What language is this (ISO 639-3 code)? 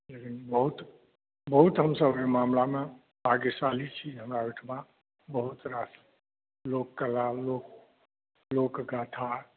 mai